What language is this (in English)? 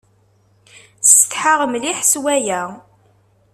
Kabyle